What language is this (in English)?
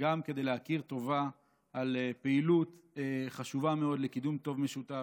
Hebrew